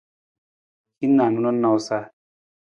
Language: Nawdm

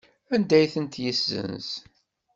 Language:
Kabyle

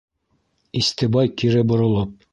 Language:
Bashkir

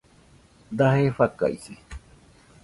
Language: Nüpode Huitoto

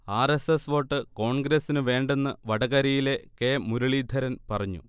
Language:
Malayalam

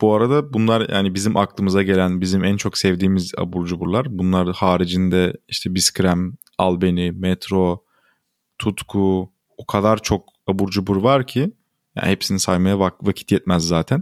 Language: Turkish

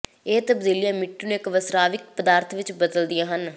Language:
Punjabi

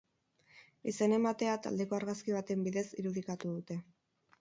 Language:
Basque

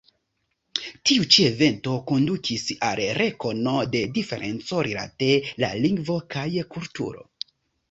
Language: Esperanto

